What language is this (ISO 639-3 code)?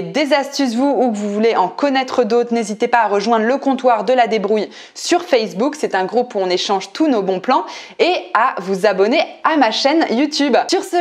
fra